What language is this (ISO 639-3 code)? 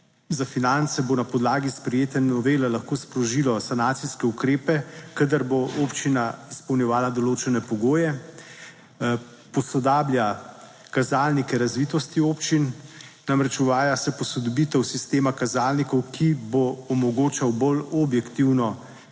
slv